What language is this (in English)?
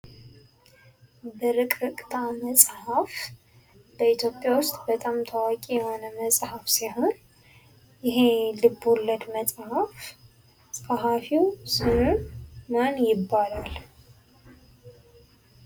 Amharic